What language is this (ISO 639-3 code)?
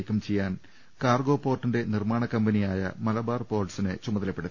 mal